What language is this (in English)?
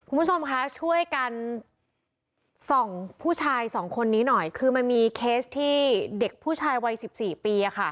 Thai